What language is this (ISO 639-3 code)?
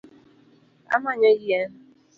luo